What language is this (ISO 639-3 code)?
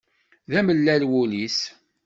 kab